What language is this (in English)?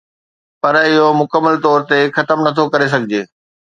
Sindhi